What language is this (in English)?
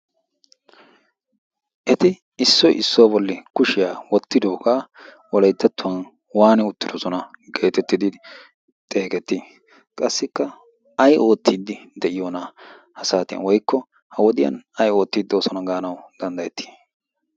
Wolaytta